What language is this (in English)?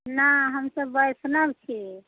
Maithili